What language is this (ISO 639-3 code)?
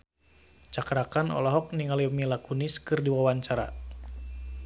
sun